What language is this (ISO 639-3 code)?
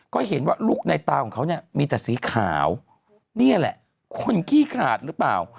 tha